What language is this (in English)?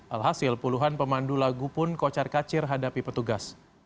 Indonesian